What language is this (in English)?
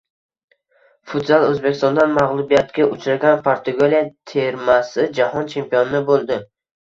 Uzbek